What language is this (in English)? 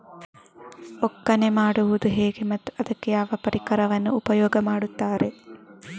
Kannada